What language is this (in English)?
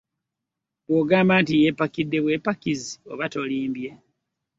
Ganda